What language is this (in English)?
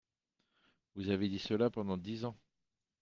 French